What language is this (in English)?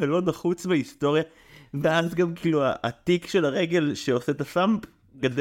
Hebrew